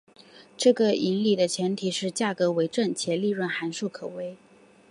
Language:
Chinese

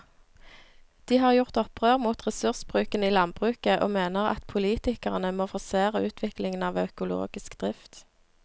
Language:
Norwegian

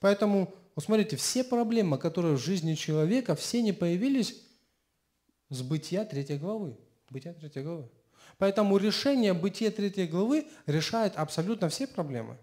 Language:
Russian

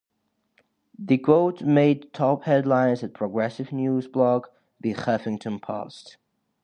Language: English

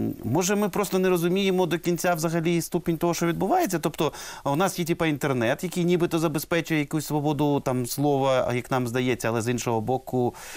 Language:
Ukrainian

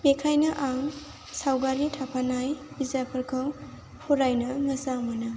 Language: Bodo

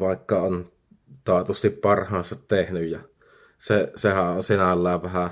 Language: Finnish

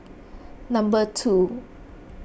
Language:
English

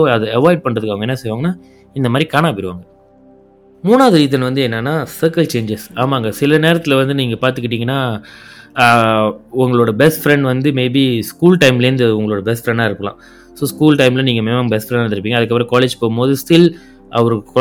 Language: Tamil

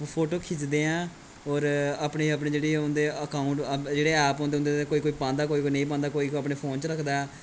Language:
Dogri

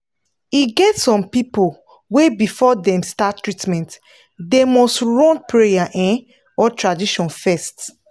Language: Nigerian Pidgin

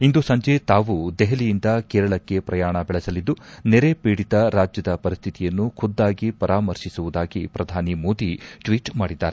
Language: Kannada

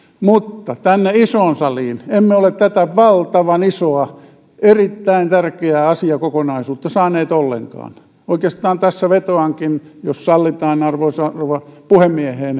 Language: Finnish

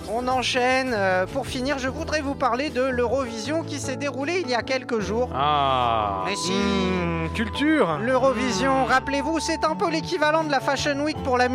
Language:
French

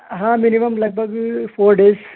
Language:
Urdu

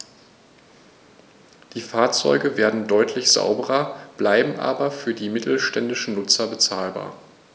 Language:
German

